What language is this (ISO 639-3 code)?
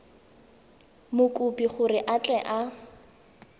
tsn